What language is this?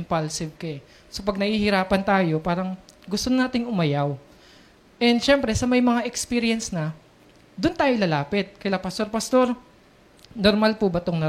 Filipino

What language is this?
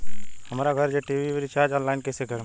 Bhojpuri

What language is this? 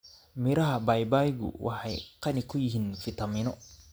Somali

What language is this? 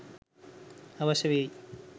Sinhala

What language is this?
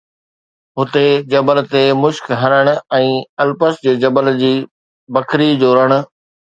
Sindhi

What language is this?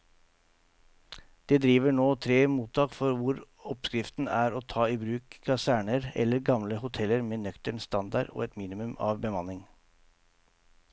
Norwegian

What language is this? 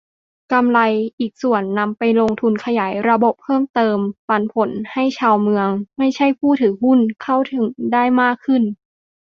Thai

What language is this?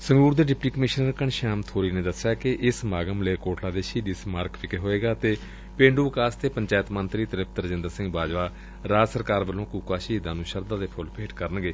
Punjabi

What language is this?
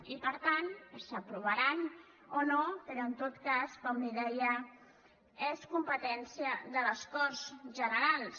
Catalan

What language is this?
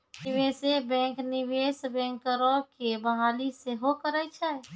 Maithili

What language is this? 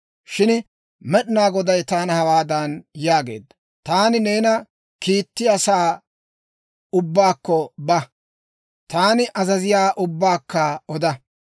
Dawro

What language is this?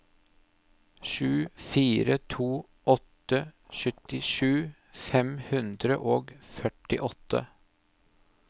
Norwegian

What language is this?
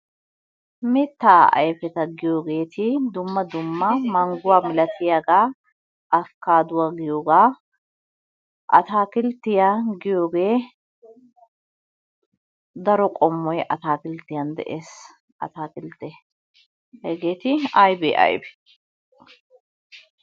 Wolaytta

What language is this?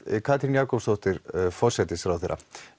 Icelandic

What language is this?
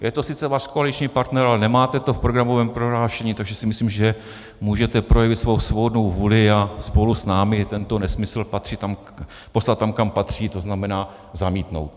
Czech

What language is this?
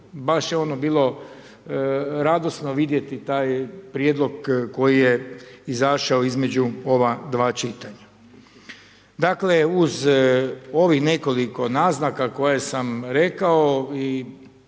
Croatian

